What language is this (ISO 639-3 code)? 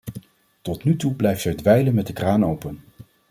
nld